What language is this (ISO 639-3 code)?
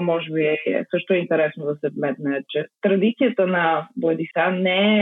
bul